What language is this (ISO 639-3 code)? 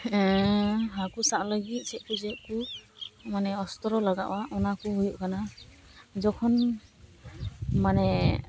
sat